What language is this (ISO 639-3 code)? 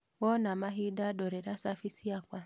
kik